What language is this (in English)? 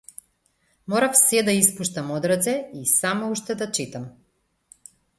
Macedonian